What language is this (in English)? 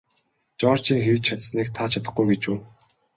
Mongolian